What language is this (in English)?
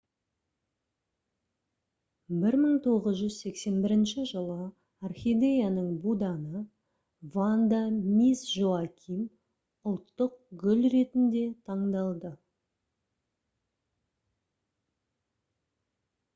Kazakh